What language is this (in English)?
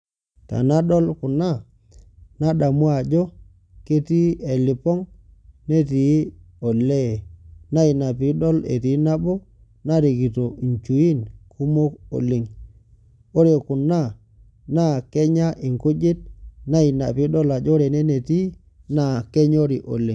Masai